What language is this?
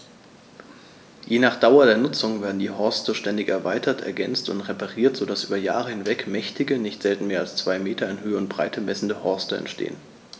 German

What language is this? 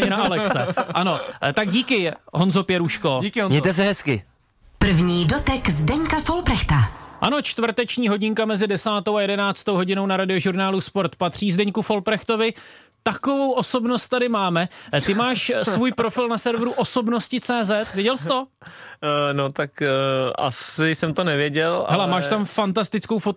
Czech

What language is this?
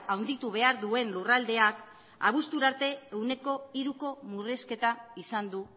Basque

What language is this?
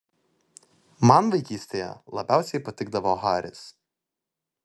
Lithuanian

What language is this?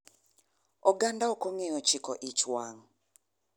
Luo (Kenya and Tanzania)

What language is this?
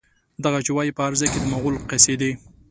Pashto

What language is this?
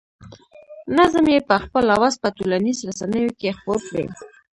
Pashto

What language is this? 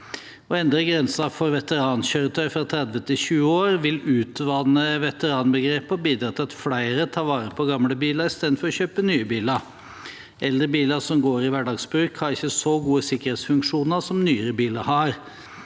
Norwegian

